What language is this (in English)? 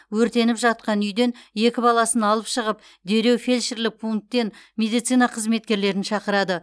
Kazakh